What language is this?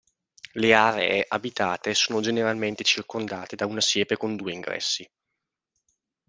Italian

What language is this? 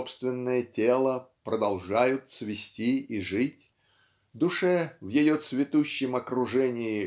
Russian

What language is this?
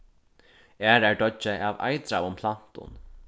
Faroese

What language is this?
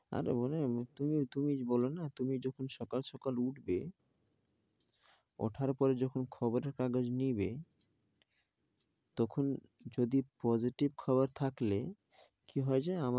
Bangla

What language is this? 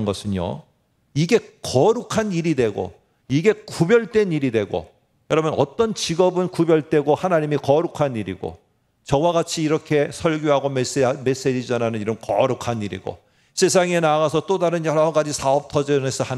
Korean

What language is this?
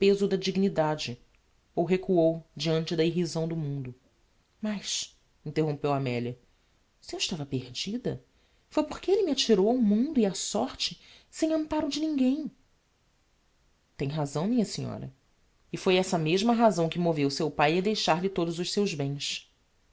Portuguese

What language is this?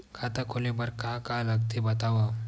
Chhattisgarhi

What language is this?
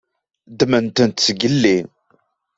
Kabyle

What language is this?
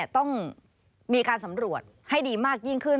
Thai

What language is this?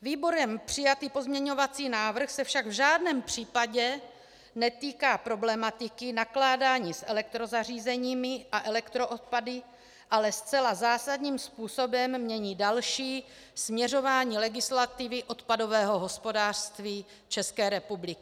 Czech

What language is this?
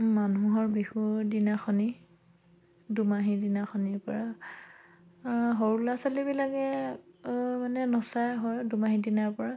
Assamese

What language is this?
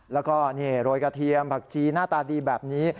Thai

